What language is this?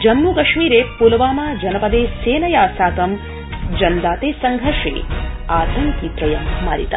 Sanskrit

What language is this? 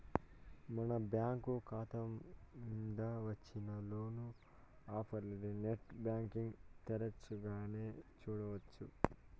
Telugu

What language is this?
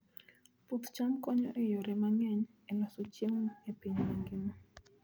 Luo (Kenya and Tanzania)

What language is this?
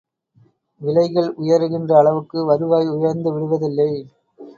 Tamil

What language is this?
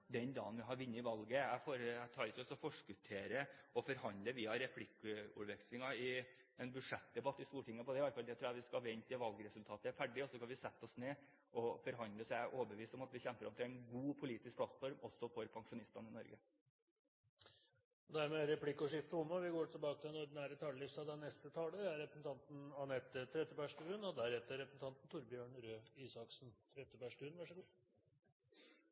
Norwegian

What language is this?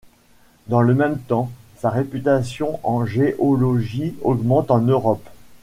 French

